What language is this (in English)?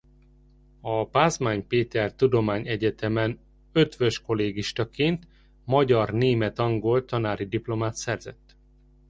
Hungarian